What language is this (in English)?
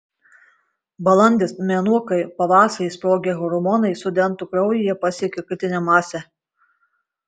Lithuanian